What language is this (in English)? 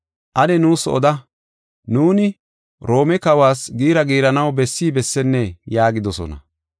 Gofa